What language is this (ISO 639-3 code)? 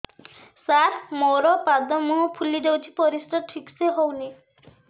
ori